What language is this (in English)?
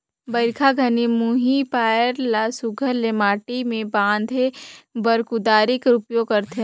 Chhattisgarhi